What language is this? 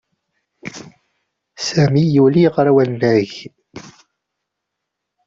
Kabyle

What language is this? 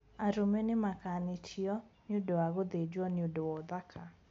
Kikuyu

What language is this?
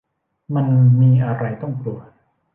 Thai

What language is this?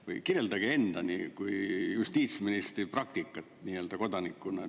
Estonian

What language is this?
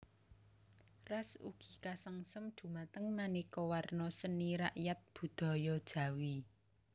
Javanese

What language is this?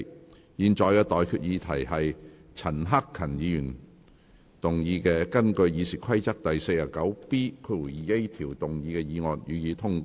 Cantonese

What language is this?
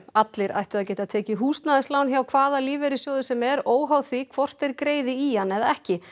Icelandic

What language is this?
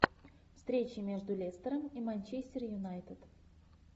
Russian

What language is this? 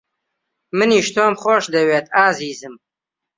Central Kurdish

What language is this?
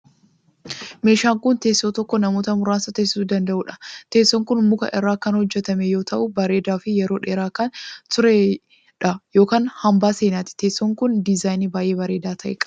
Oromo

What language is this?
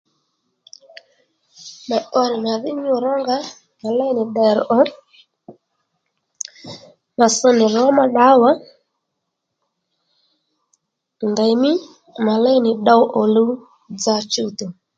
Lendu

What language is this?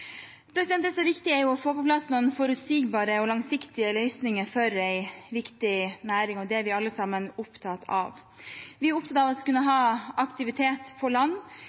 Norwegian Bokmål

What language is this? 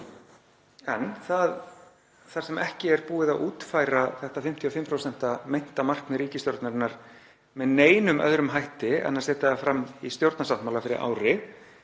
Icelandic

